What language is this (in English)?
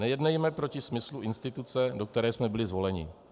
Czech